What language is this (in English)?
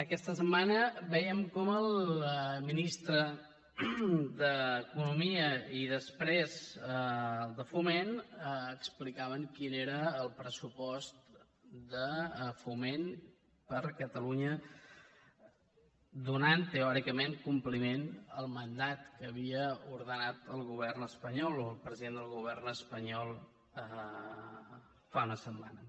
Catalan